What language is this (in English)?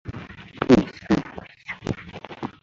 Chinese